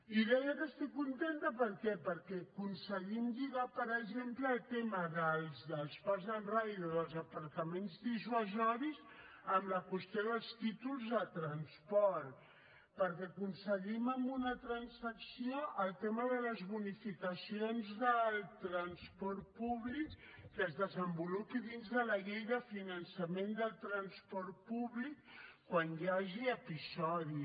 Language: Catalan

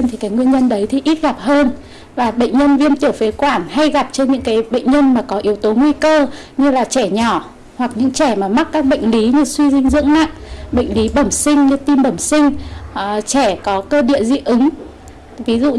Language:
Vietnamese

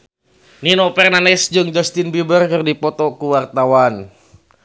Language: Sundanese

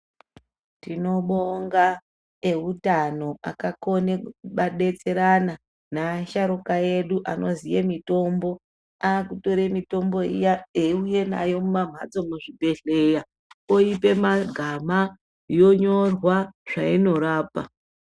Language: Ndau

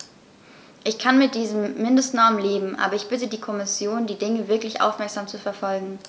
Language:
German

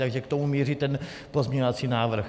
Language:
Czech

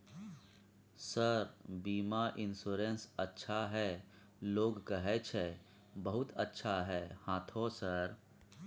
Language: Maithili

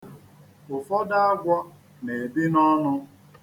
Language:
Igbo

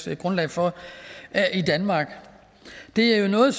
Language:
Danish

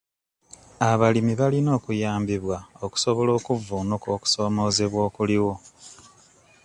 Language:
Ganda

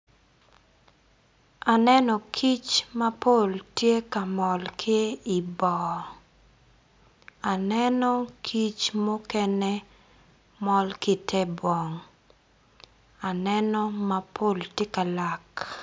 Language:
Acoli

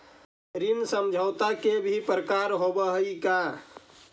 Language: Magahi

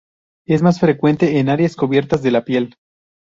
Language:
Spanish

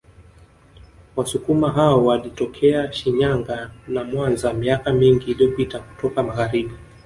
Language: Swahili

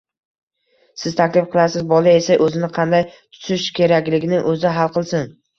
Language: Uzbek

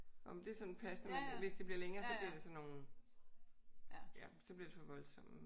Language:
Danish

